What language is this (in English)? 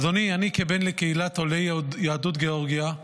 Hebrew